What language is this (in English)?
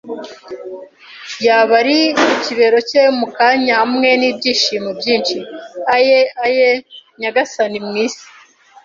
Kinyarwanda